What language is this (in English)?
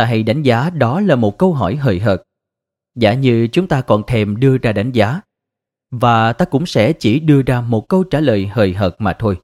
Vietnamese